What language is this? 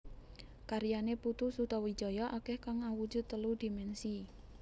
Javanese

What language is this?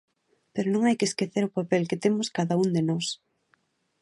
Galician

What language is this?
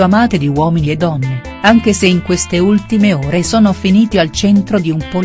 Italian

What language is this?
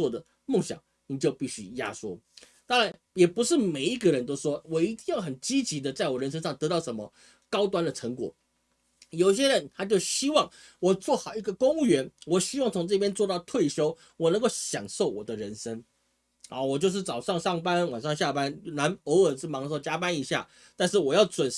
Chinese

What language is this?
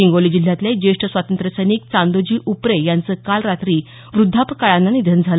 Marathi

